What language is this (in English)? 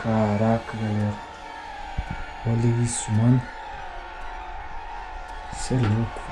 Portuguese